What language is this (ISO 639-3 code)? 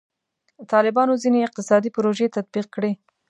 pus